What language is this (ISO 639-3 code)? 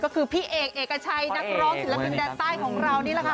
tha